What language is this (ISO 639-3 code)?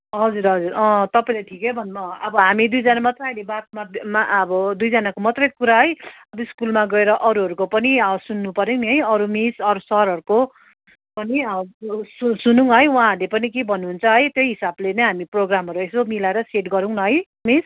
nep